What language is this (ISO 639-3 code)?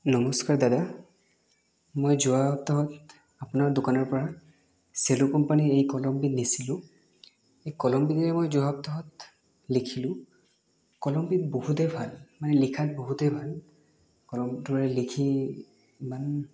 asm